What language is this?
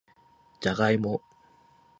Japanese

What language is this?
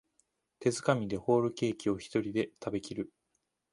Japanese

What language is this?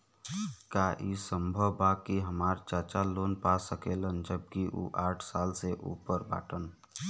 Bhojpuri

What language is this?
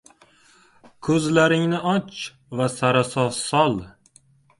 Uzbek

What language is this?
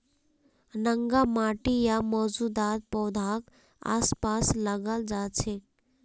Magahi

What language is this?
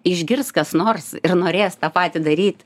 Lithuanian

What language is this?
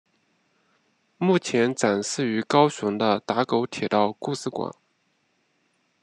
Chinese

